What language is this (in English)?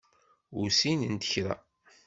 Kabyle